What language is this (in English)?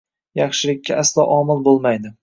Uzbek